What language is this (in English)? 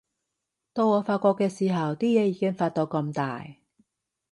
Cantonese